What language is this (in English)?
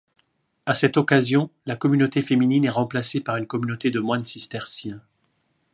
French